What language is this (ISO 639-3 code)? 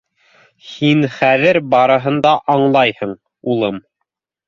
bak